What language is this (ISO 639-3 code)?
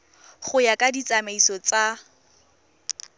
tsn